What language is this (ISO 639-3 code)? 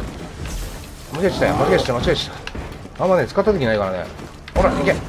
jpn